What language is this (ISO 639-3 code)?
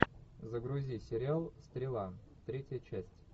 rus